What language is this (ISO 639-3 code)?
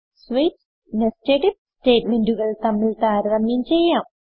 mal